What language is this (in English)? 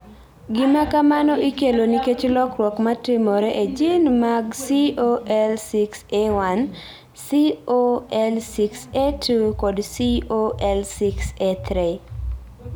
Luo (Kenya and Tanzania)